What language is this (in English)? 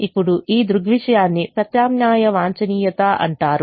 Telugu